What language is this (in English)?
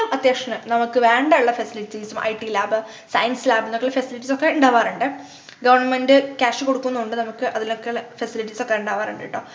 Malayalam